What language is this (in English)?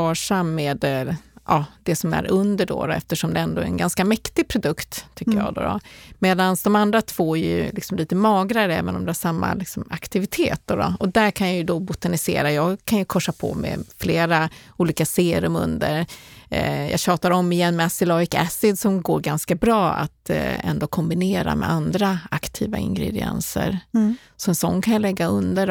Swedish